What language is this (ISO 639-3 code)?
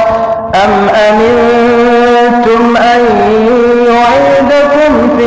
ara